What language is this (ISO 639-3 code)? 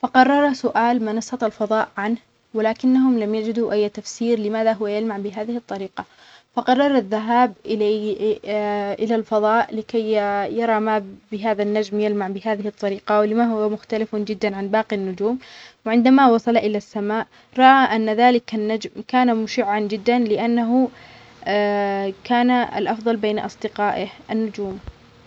acx